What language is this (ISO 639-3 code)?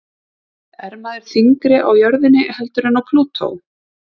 isl